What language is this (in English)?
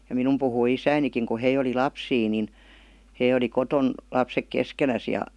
Finnish